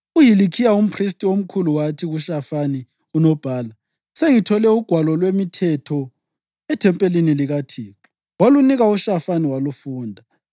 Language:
North Ndebele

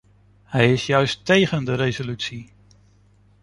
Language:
Dutch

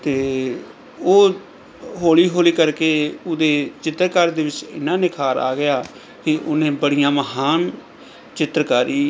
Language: Punjabi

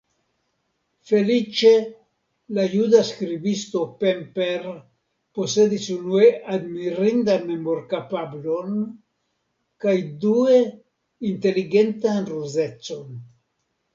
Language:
Esperanto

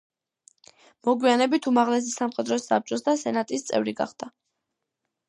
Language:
Georgian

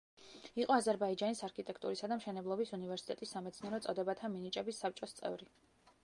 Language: Georgian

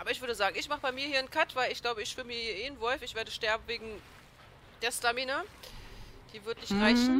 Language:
German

